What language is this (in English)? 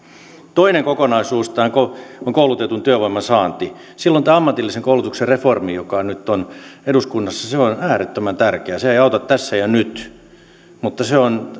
Finnish